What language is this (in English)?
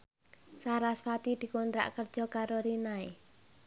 Javanese